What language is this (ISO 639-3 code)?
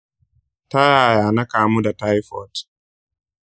hau